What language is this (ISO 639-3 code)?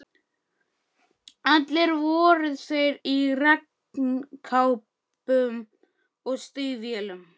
isl